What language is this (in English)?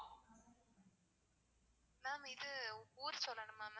Tamil